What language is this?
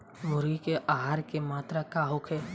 Bhojpuri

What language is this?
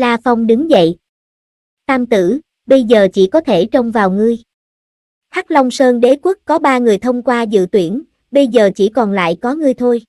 Vietnamese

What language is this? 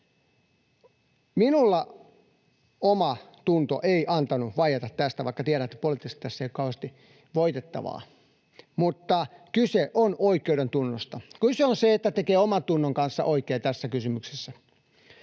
Finnish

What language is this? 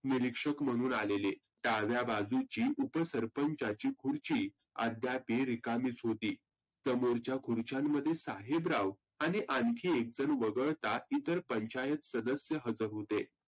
Marathi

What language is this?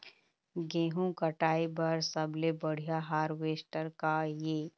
Chhattisgarhi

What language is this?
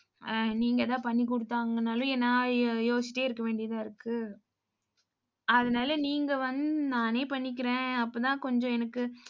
Tamil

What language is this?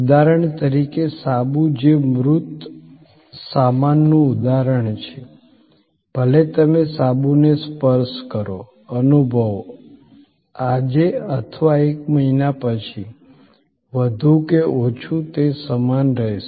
Gujarati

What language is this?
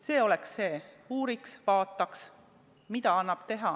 Estonian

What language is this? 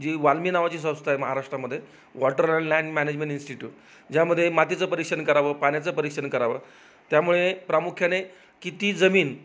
Marathi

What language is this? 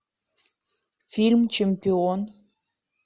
Russian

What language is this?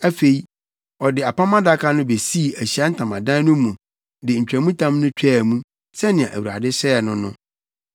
Akan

